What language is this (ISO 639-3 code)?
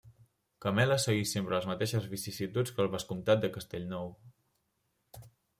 cat